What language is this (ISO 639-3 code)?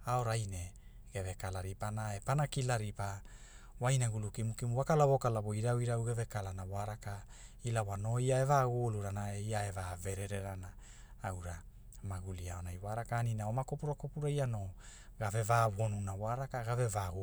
hul